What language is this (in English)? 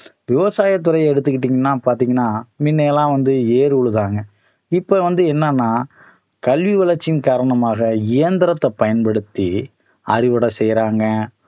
Tamil